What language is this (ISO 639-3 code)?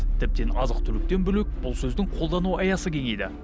kaz